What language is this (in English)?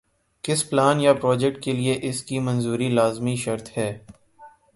Urdu